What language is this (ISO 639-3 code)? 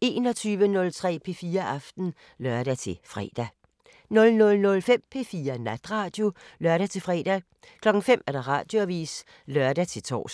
dan